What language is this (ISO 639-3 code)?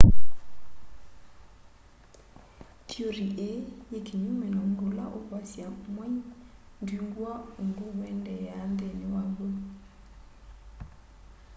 kam